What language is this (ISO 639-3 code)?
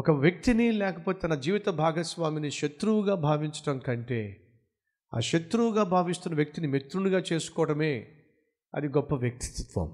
tel